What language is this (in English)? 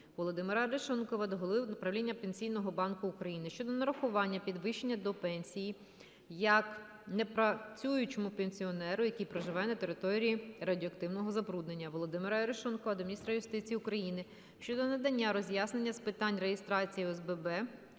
Ukrainian